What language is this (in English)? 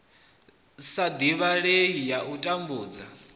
Venda